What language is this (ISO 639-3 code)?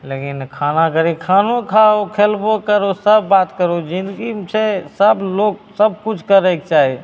mai